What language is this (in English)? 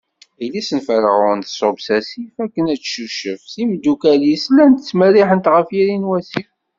Kabyle